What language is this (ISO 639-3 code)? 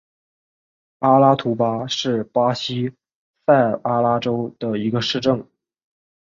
zho